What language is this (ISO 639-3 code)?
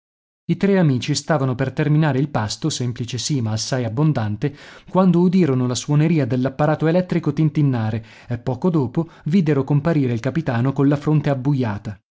ita